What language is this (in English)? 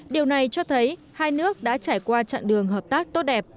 Vietnamese